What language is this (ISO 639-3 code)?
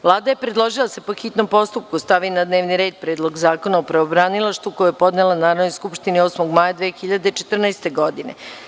srp